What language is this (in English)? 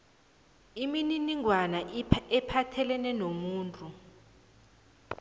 South Ndebele